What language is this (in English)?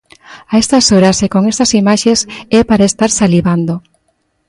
Galician